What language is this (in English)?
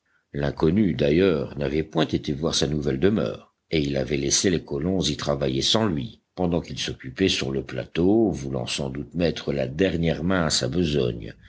French